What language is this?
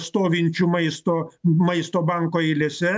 Lithuanian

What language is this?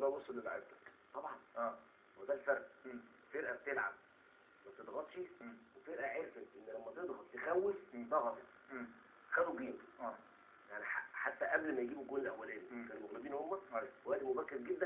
Arabic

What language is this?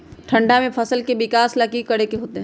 Magahi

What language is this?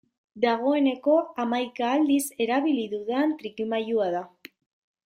Basque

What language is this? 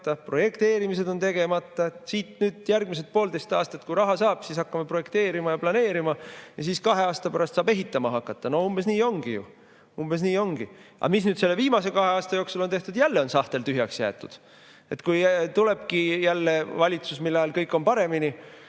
Estonian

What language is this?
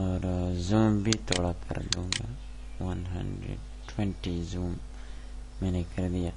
Romanian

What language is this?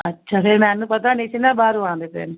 Punjabi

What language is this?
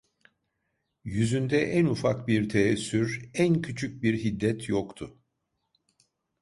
Turkish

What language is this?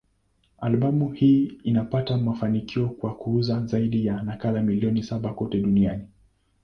Swahili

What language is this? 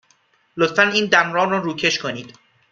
Persian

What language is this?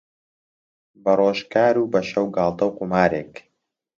Central Kurdish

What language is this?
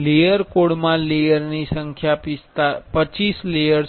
Gujarati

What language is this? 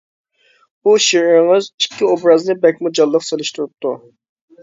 Uyghur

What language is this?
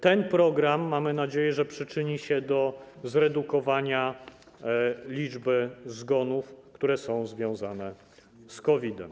Polish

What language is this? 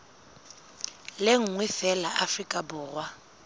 Southern Sotho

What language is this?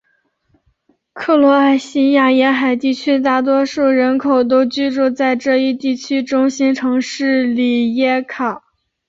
Chinese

